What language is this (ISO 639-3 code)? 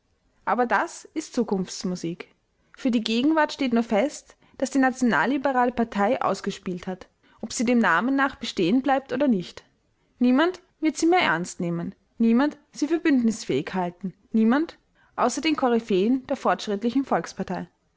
deu